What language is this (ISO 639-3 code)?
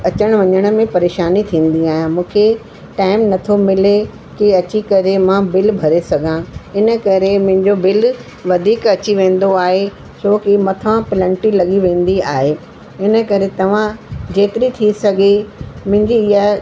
snd